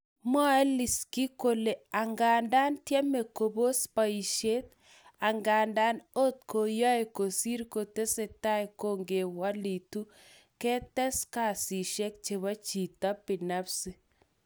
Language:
Kalenjin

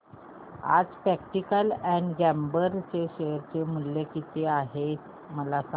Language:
Marathi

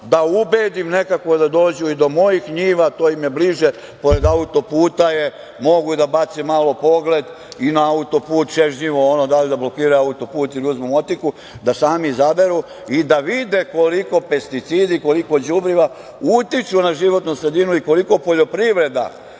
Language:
Serbian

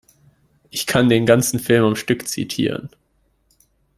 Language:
German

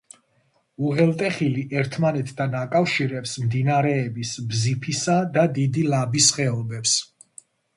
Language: Georgian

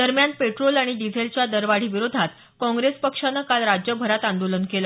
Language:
Marathi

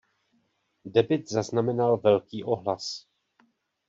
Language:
Czech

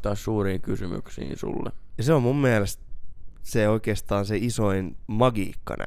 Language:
Finnish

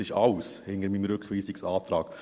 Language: Swiss German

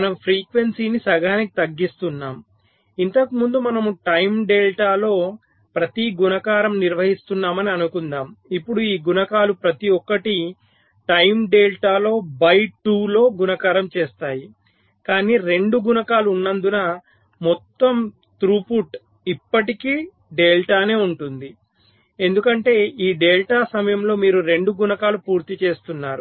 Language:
Telugu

